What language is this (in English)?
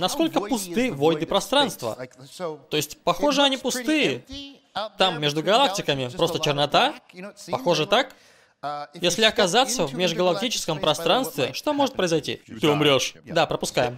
Russian